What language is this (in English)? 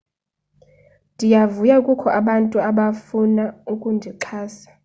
Xhosa